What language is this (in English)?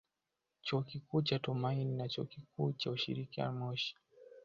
Swahili